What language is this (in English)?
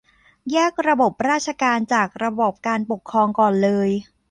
Thai